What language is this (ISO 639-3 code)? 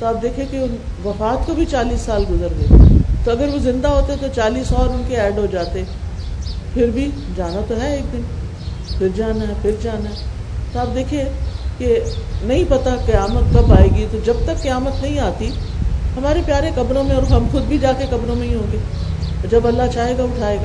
urd